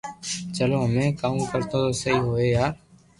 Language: Loarki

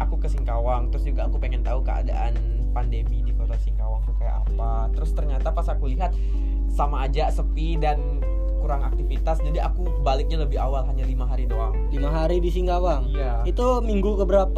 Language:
Indonesian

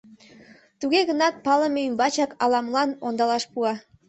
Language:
Mari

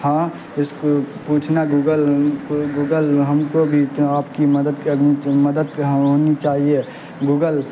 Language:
Urdu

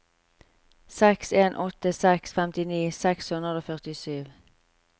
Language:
Norwegian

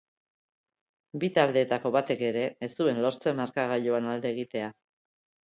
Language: Basque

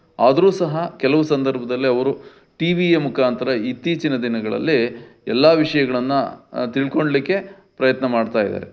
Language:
Kannada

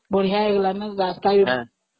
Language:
Odia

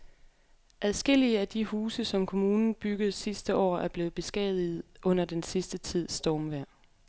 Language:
Danish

